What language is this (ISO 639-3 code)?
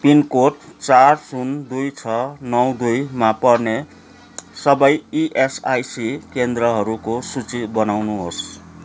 nep